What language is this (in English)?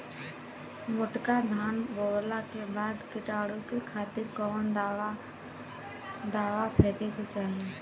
Bhojpuri